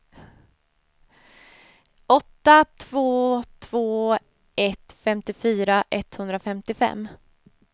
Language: Swedish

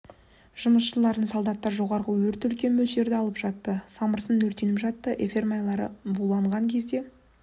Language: Kazakh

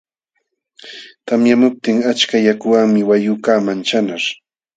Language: Jauja Wanca Quechua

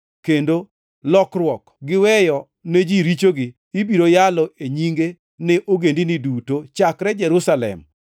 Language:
Luo (Kenya and Tanzania)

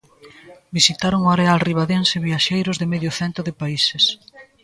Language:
Galician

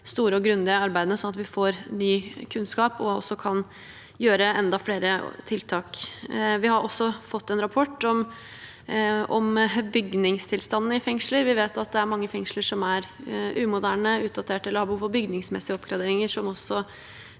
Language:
Norwegian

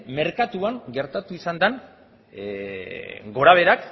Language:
Basque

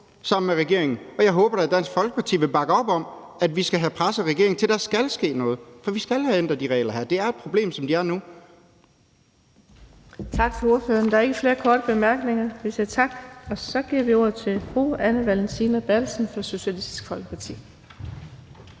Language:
Danish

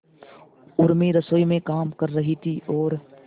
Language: Hindi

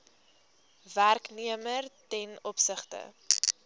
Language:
Afrikaans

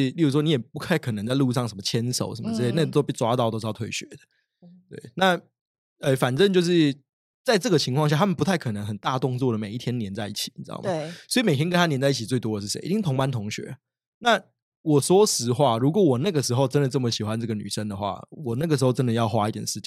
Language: Chinese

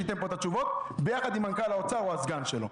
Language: Hebrew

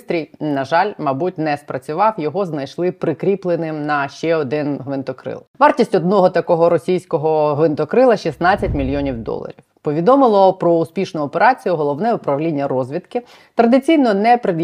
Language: Ukrainian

